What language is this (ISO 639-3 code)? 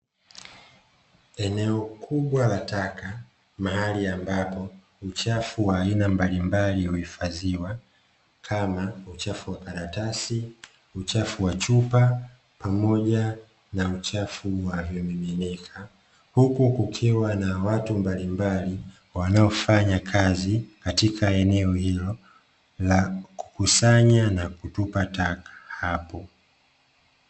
swa